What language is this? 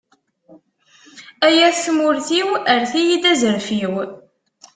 Kabyle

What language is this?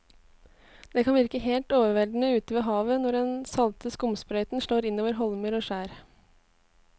Norwegian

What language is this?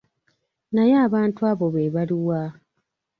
Ganda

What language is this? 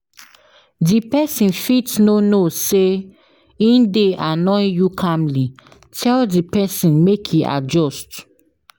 Nigerian Pidgin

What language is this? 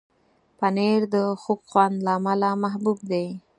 Pashto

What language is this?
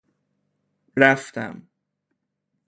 Persian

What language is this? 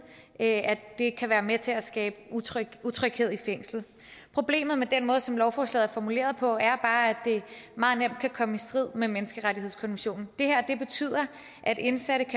Danish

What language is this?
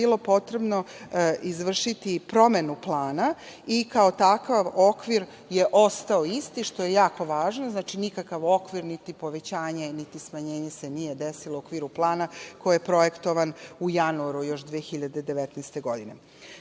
Serbian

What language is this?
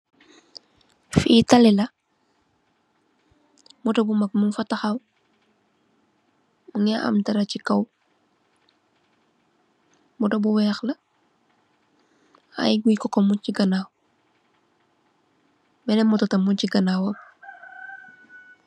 Wolof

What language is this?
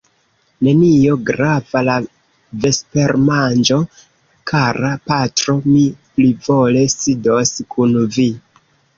Esperanto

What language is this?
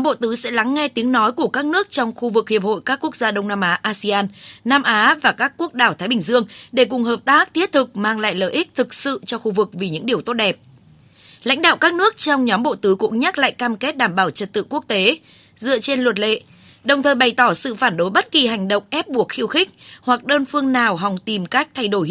Vietnamese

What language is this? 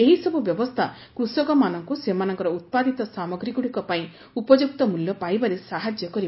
Odia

